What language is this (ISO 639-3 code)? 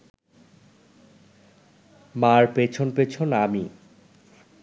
ben